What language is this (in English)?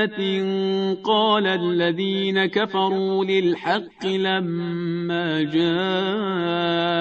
Persian